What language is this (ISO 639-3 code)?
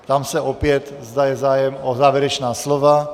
ces